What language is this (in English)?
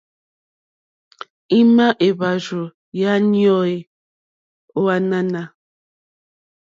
Mokpwe